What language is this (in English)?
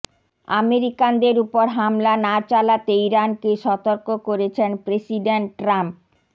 Bangla